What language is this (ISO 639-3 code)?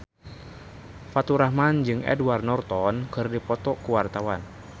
sun